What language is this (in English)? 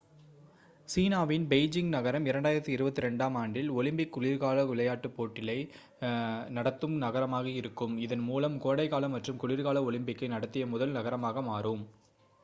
Tamil